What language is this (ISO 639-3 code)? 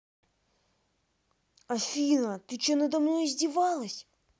rus